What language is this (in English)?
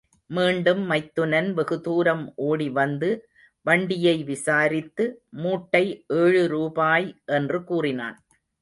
Tamil